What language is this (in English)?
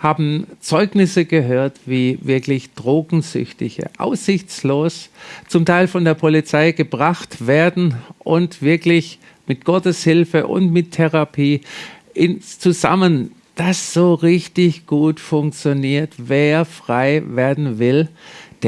German